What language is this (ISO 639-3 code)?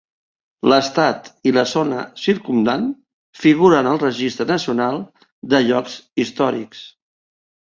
cat